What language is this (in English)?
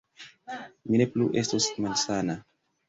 Esperanto